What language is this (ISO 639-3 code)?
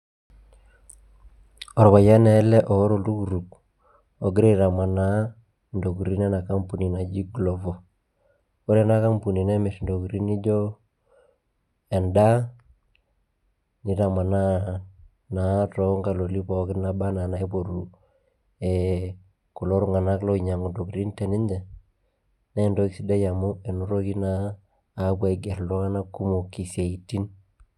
mas